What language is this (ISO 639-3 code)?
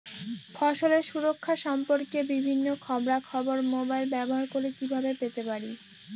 ben